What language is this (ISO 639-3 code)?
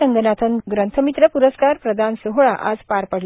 mar